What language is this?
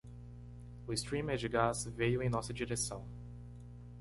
Portuguese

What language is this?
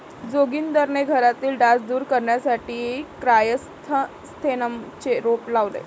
Marathi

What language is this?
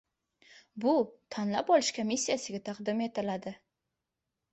Uzbek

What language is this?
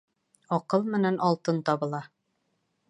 Bashkir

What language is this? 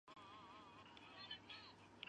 Chinese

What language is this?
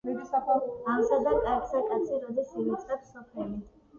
Georgian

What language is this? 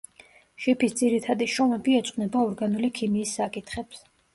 Georgian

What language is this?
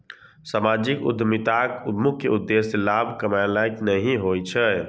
Maithili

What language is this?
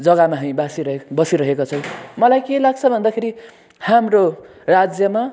Nepali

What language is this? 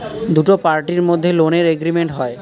Bangla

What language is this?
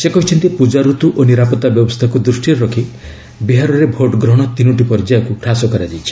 Odia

